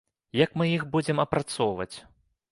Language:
Belarusian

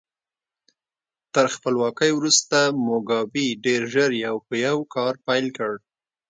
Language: Pashto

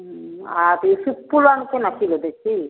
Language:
Maithili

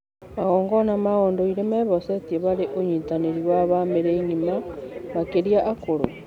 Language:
Kikuyu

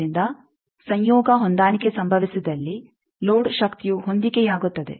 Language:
Kannada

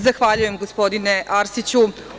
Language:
Serbian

